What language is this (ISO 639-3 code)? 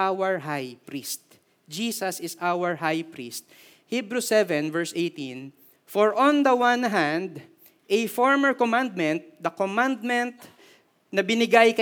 fil